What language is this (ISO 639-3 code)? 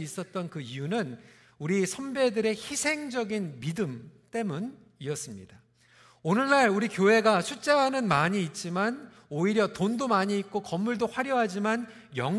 kor